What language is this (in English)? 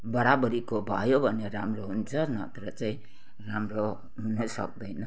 Nepali